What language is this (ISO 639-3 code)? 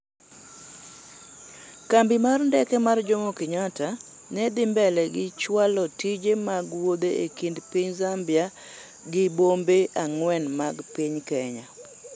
luo